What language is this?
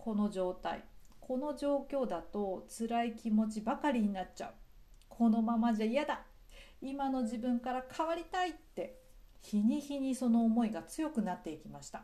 Japanese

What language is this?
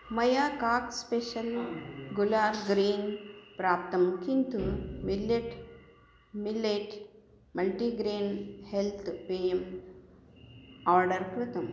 Sanskrit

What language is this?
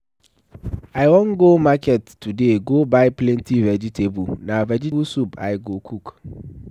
Nigerian Pidgin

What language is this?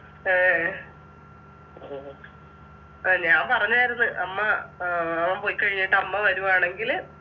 Malayalam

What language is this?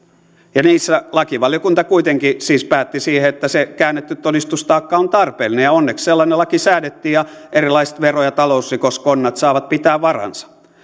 Finnish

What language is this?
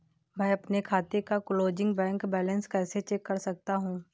Hindi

